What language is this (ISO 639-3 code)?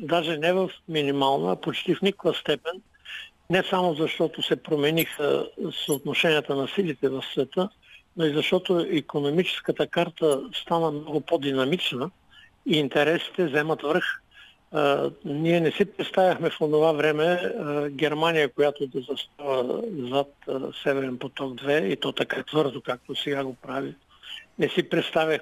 bul